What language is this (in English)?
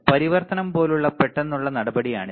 Malayalam